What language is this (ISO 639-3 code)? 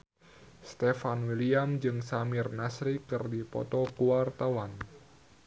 sun